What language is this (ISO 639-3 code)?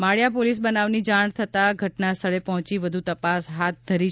guj